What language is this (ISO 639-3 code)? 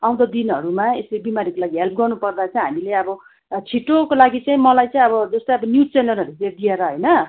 nep